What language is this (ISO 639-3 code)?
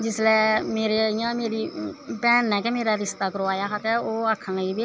doi